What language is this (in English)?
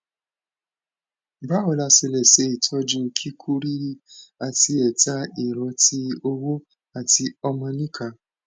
Yoruba